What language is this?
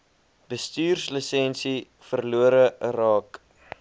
Afrikaans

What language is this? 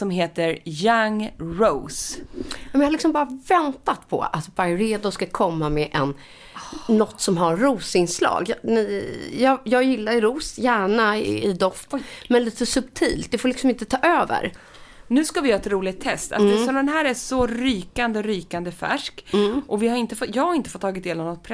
Swedish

